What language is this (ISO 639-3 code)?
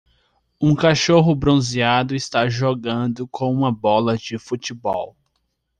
por